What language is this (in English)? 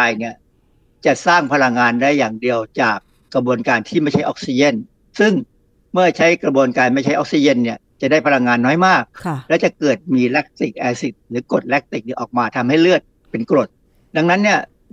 Thai